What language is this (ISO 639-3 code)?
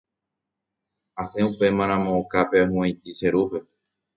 grn